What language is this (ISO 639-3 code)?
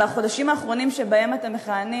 heb